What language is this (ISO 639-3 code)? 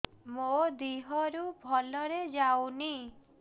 ori